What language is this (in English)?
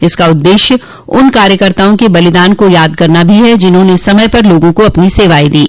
Hindi